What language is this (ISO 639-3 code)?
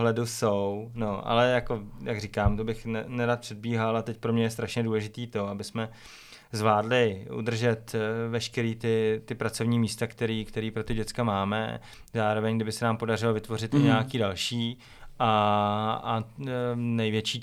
ces